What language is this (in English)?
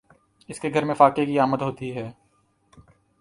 Urdu